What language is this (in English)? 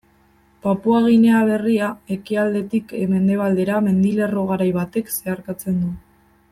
Basque